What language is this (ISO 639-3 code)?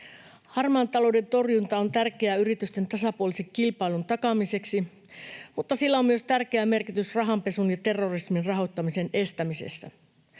fin